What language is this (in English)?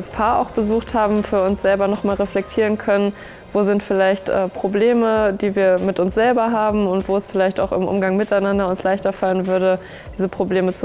German